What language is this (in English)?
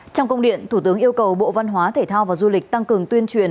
Vietnamese